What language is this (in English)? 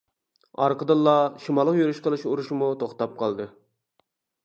Uyghur